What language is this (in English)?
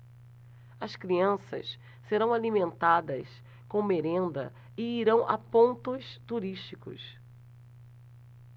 Portuguese